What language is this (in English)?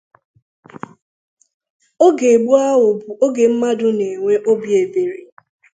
Igbo